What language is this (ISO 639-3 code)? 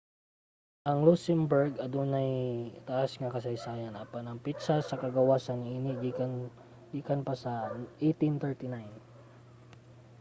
ceb